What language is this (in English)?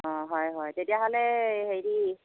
Assamese